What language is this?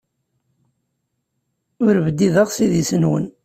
Kabyle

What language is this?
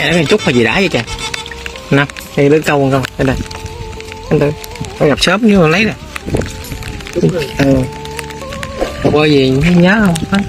Vietnamese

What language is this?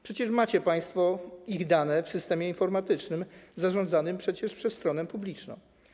Polish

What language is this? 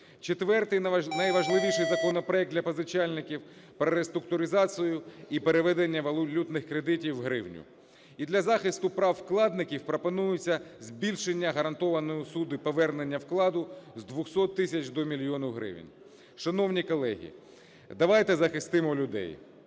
Ukrainian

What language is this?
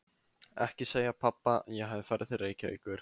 Icelandic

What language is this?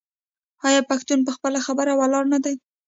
Pashto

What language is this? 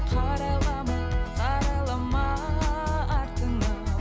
Kazakh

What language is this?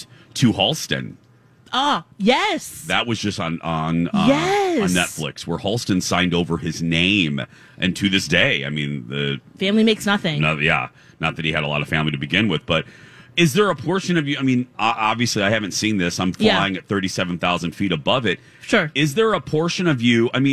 English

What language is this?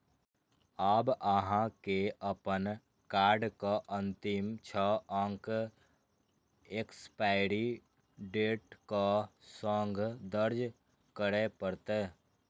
Maithili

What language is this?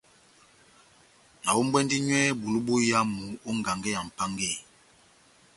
Batanga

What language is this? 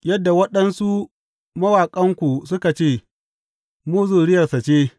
Hausa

